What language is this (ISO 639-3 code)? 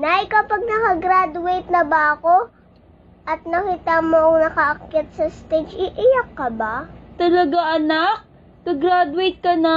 fil